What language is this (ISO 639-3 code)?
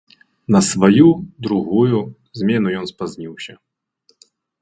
bel